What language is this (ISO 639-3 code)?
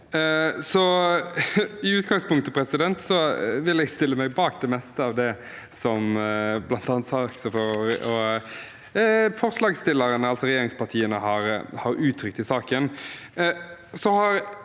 nor